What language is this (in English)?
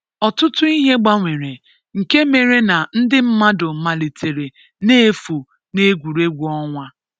Igbo